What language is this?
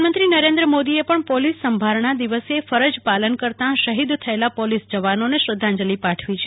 Gujarati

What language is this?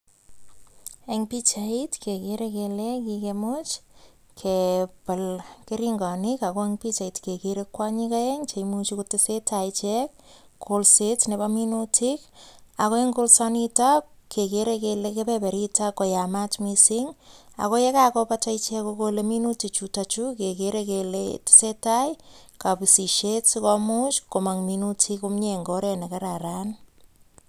Kalenjin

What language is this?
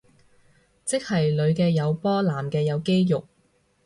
Cantonese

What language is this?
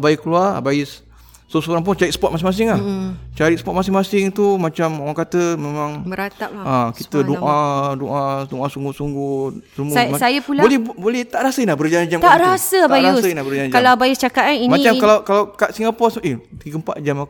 Malay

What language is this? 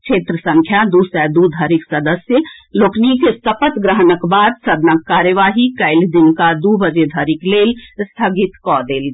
Maithili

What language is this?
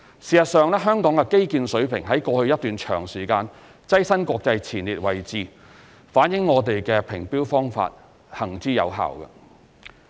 Cantonese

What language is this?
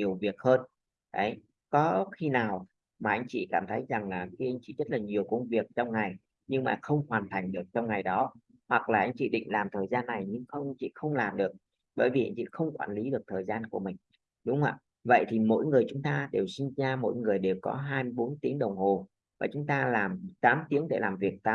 Vietnamese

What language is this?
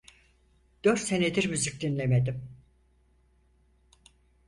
Turkish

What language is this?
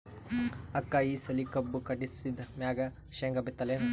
Kannada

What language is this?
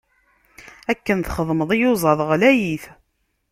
Kabyle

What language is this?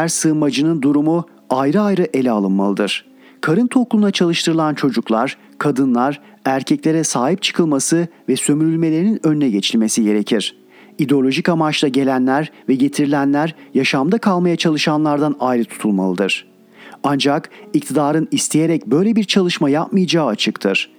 Turkish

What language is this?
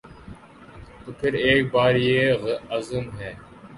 Urdu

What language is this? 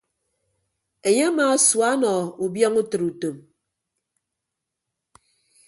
Ibibio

